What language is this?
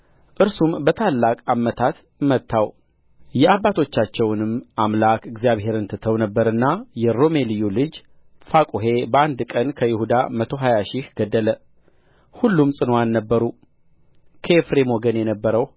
Amharic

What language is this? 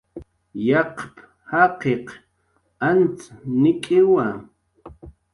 Jaqaru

